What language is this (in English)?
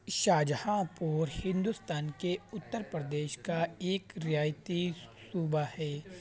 Urdu